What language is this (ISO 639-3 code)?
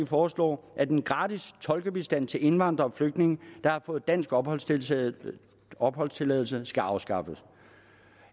dan